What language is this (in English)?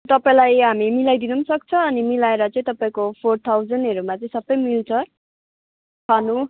Nepali